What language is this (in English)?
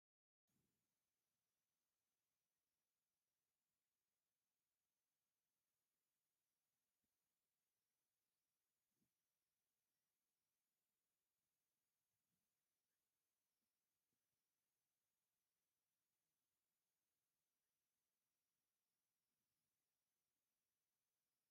Tigrinya